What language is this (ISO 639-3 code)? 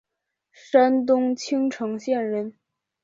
zho